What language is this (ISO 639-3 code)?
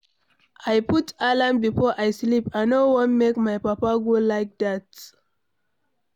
pcm